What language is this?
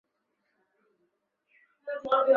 Chinese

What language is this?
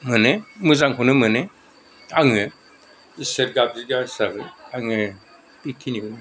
Bodo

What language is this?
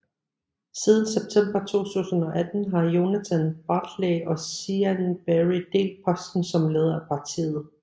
Danish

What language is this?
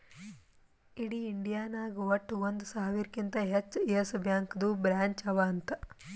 Kannada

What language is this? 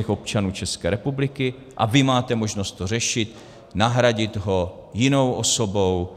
Czech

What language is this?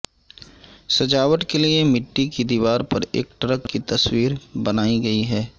Urdu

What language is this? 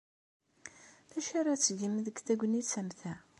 Kabyle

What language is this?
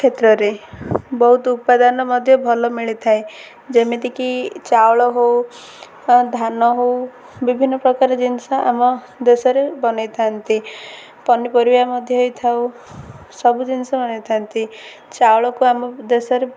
Odia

